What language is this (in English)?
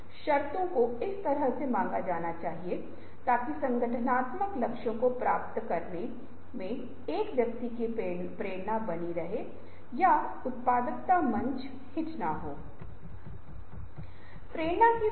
Hindi